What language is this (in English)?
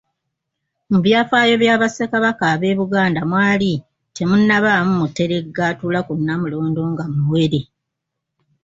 Ganda